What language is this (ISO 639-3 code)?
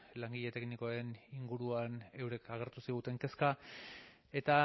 eus